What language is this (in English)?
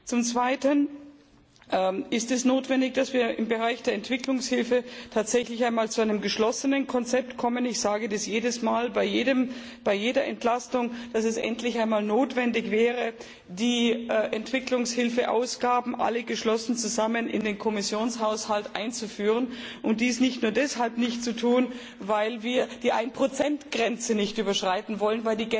German